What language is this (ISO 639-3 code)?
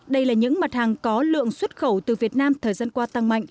vie